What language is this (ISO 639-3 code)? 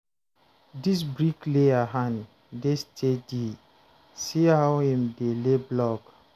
pcm